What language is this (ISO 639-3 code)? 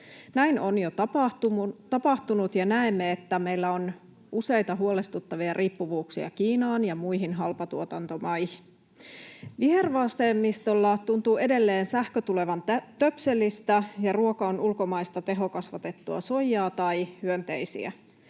fin